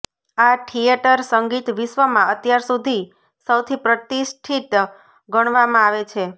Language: Gujarati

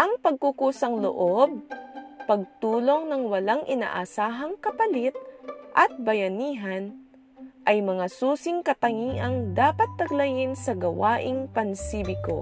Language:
Filipino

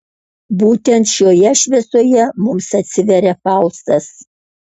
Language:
Lithuanian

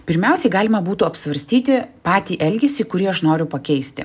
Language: Lithuanian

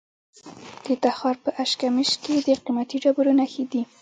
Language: Pashto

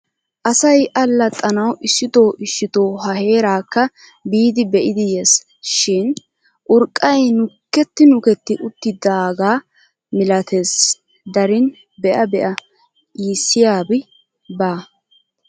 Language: Wolaytta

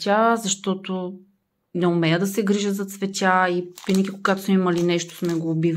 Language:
Bulgarian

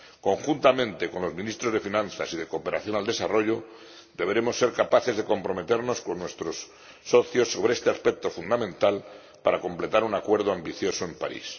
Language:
Spanish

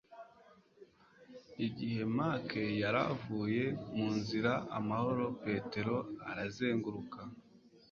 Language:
Kinyarwanda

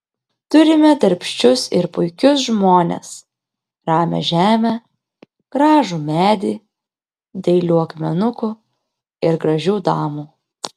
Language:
Lithuanian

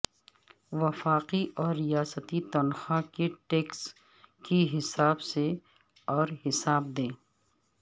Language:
Urdu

